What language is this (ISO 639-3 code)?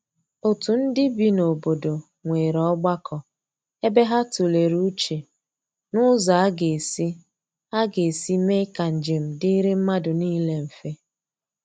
ibo